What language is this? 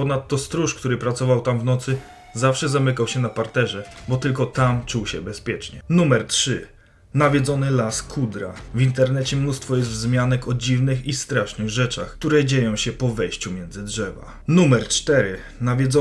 Polish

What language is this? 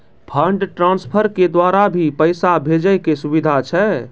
Maithili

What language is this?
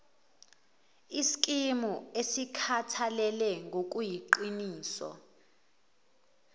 Zulu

